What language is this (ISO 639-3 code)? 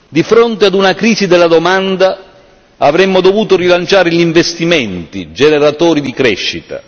ita